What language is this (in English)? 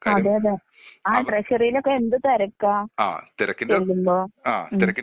Malayalam